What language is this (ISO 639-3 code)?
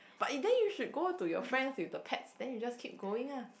eng